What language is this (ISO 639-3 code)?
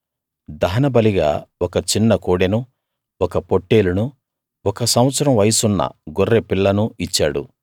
tel